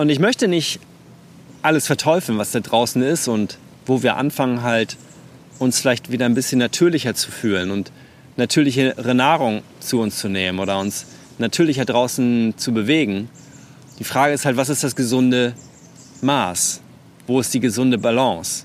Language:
German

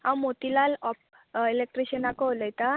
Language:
Konkani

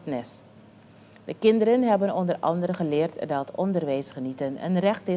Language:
Dutch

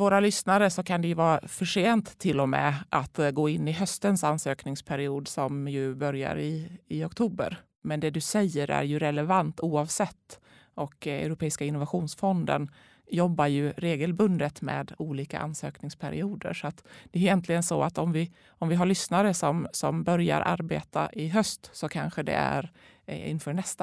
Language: Swedish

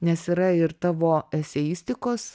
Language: Lithuanian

